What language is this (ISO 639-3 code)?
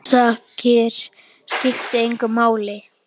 isl